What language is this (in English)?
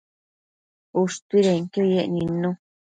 Matsés